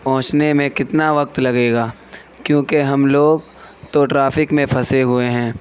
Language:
Urdu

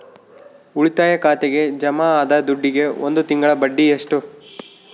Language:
Kannada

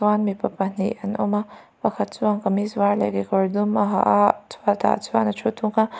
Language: Mizo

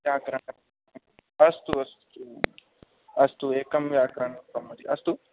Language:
Sanskrit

